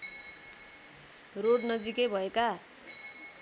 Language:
Nepali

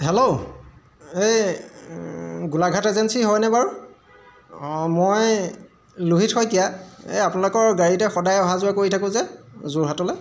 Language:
Assamese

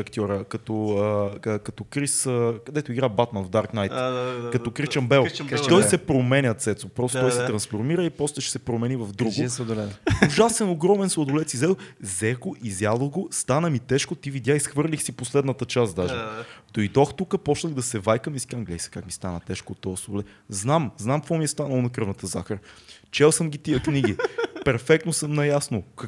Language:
Bulgarian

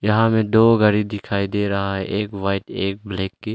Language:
Hindi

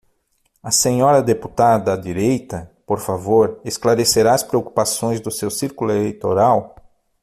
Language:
Portuguese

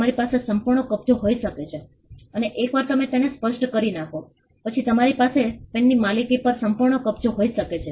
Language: Gujarati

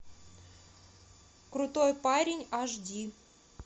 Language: Russian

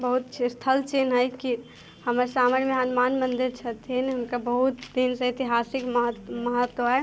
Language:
Maithili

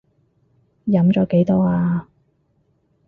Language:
Cantonese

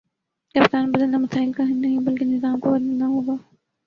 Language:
Urdu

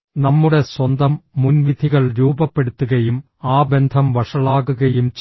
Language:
Malayalam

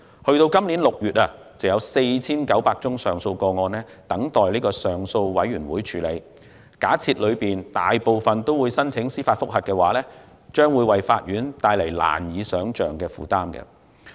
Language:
Cantonese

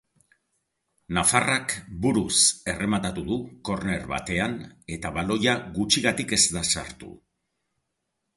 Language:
Basque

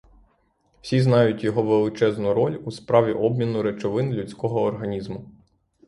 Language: Ukrainian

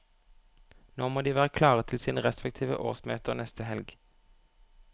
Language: Norwegian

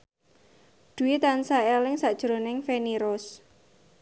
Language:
Javanese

